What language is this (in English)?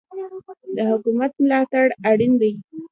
Pashto